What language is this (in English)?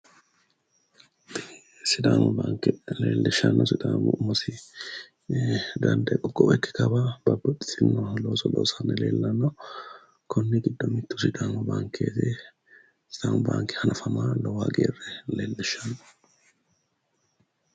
Sidamo